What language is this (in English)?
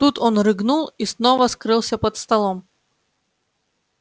Russian